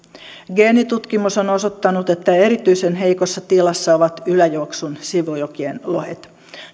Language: Finnish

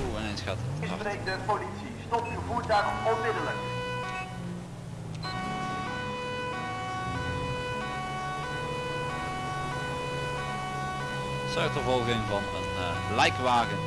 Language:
Dutch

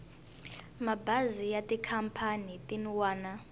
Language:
Tsonga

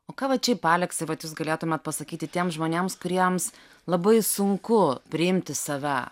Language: Lithuanian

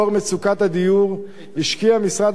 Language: Hebrew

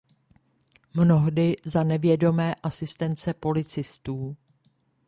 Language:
Czech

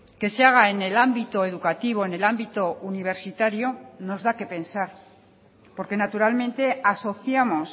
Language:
Spanish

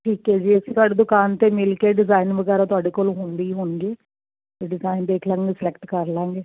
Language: Punjabi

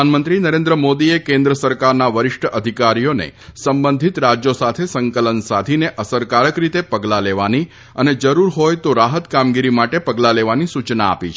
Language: Gujarati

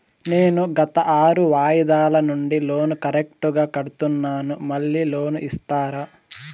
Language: Telugu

